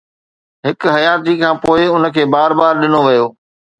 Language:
Sindhi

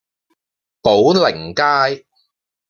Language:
Cantonese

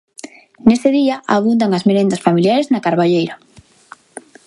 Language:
Galician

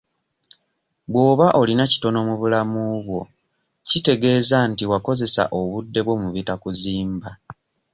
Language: Ganda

